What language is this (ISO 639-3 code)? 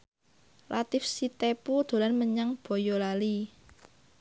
jav